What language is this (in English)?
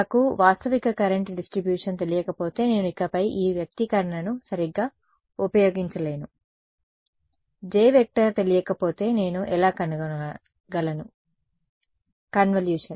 Telugu